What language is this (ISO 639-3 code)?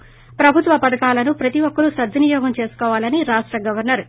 tel